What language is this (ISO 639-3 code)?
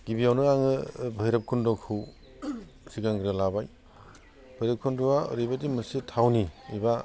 brx